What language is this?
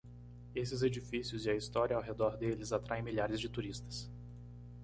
Portuguese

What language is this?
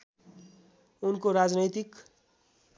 Nepali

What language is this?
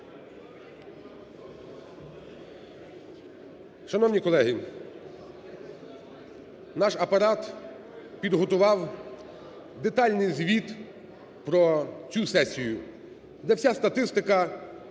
Ukrainian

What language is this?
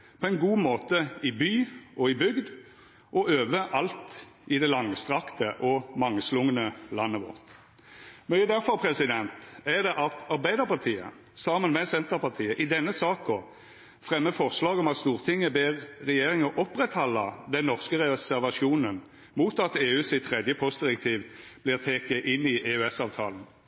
Norwegian Nynorsk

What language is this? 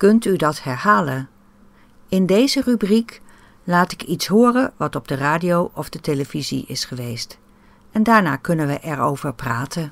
Dutch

